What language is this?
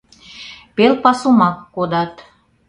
Mari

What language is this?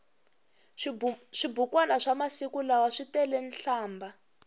Tsonga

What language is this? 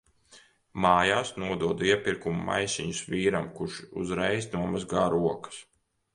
Latvian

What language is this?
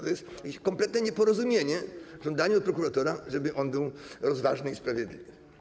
Polish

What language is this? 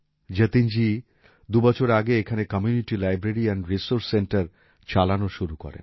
Bangla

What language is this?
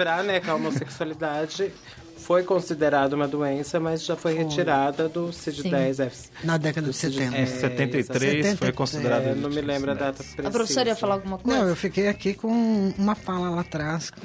Portuguese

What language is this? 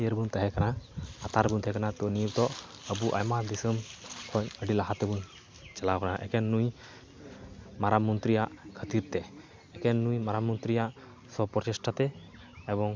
Santali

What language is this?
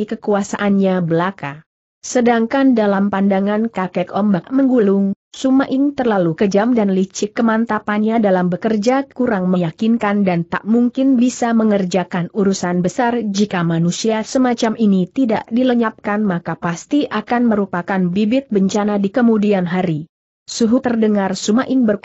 Indonesian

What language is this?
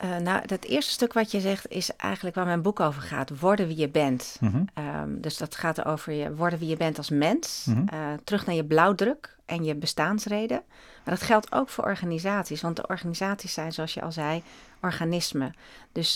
Dutch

